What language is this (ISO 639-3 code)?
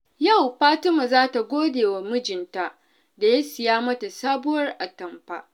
hau